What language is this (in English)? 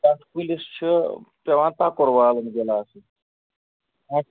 Kashmiri